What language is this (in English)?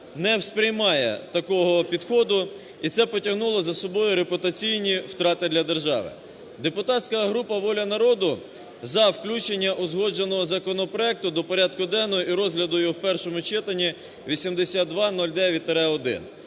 Ukrainian